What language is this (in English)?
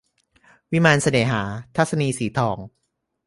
Thai